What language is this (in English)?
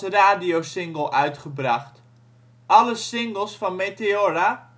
Dutch